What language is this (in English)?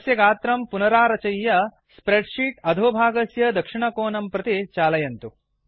Sanskrit